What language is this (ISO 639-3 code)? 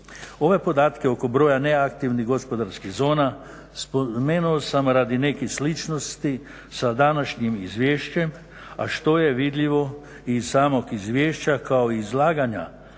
hrv